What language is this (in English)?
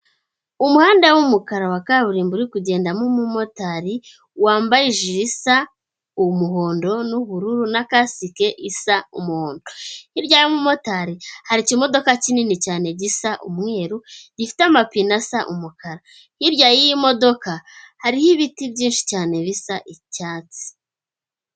Kinyarwanda